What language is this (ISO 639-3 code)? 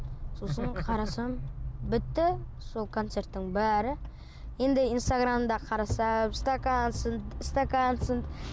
kaz